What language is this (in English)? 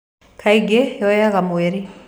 Kikuyu